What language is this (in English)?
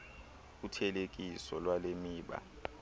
Xhosa